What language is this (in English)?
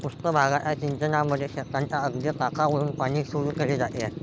Marathi